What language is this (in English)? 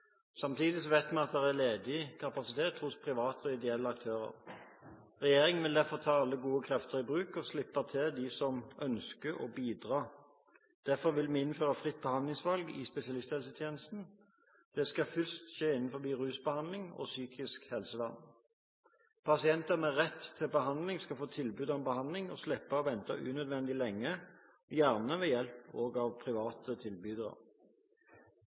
Norwegian Bokmål